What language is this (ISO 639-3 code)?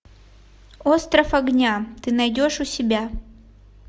rus